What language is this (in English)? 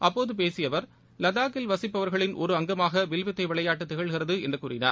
Tamil